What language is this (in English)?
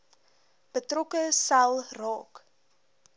Afrikaans